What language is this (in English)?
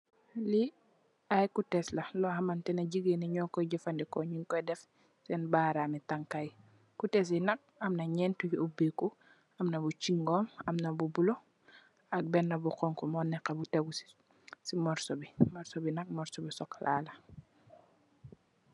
Wolof